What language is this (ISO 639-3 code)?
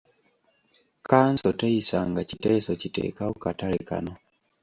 lug